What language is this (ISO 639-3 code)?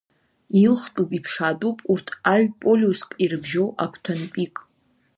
abk